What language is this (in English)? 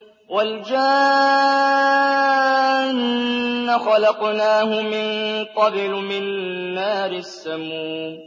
Arabic